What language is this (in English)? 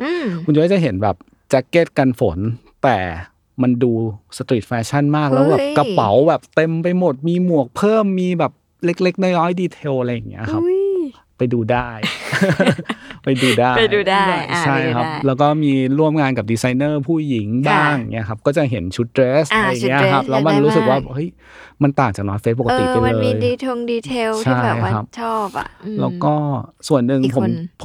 Thai